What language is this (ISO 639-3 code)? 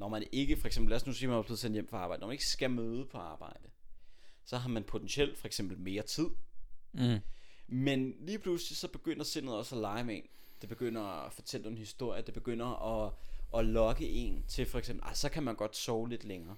dan